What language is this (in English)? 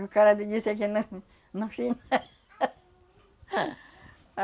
Portuguese